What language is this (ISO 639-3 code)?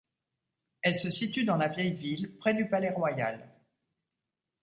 fra